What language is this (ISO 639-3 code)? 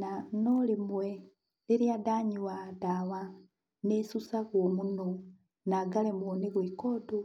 kik